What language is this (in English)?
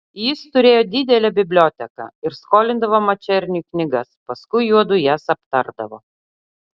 Lithuanian